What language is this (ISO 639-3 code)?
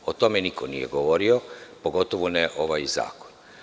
srp